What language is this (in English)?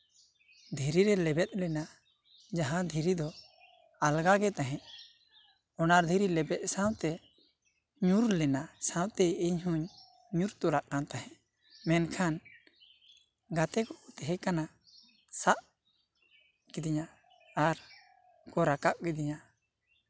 Santali